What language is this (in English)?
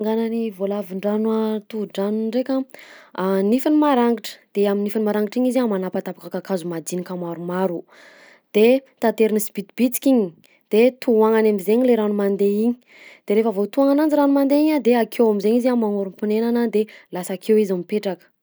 Southern Betsimisaraka Malagasy